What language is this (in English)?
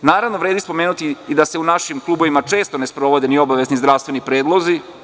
Serbian